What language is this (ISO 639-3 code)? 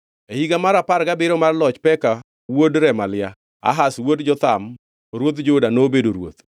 luo